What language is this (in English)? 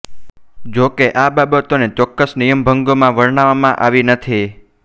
Gujarati